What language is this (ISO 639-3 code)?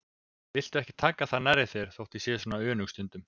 isl